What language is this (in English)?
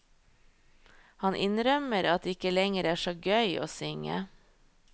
Norwegian